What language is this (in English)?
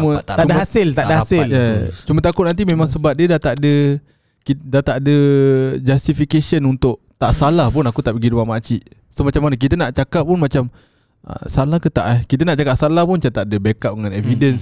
Malay